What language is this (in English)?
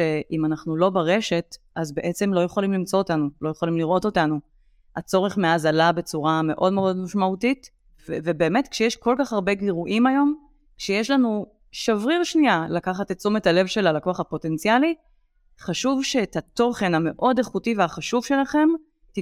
Hebrew